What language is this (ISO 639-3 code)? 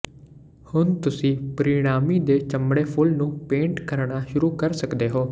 pan